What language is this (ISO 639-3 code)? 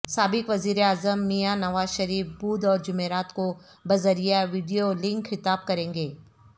urd